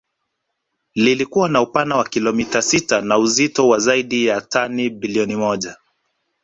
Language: Swahili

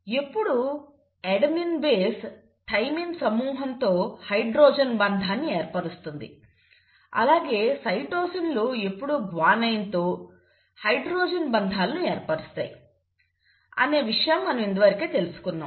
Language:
Telugu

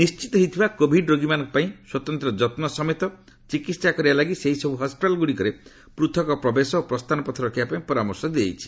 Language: Odia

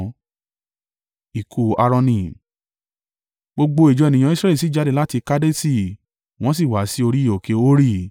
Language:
Yoruba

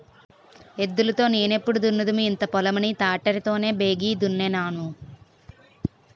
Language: Telugu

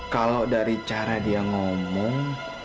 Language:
Indonesian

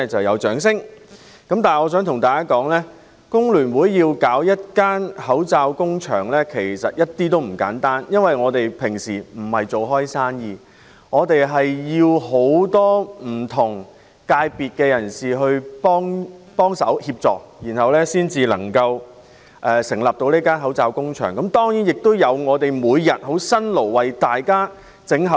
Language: Cantonese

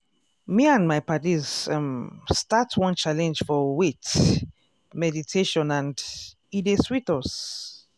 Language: Nigerian Pidgin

